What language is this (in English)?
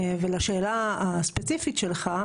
Hebrew